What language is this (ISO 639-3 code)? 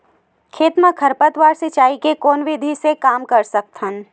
hne